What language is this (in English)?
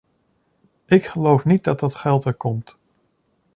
Dutch